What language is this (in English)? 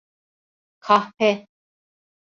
Turkish